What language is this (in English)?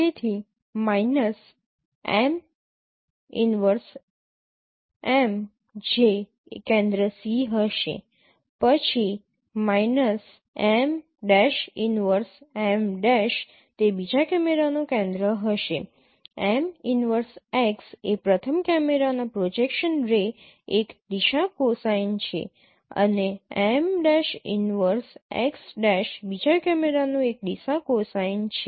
Gujarati